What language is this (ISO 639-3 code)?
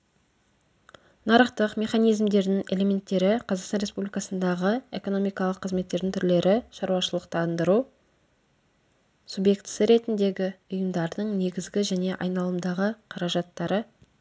kaz